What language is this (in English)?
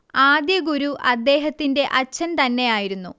Malayalam